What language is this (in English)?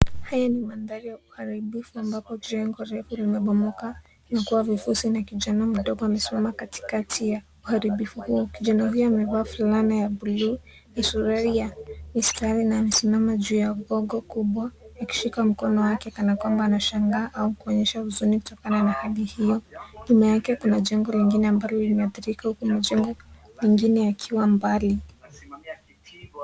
Swahili